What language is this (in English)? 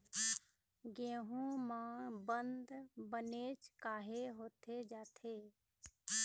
Chhattisgarhi